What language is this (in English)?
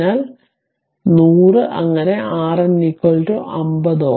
Malayalam